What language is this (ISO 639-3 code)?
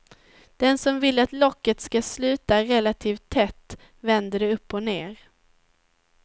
swe